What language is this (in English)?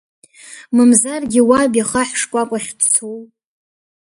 Abkhazian